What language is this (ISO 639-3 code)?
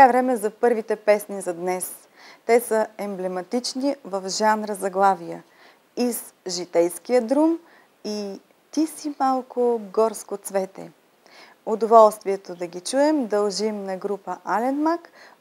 bul